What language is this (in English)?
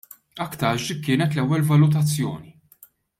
Maltese